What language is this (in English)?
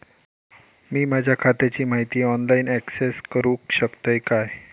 Marathi